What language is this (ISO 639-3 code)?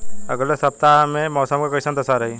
bho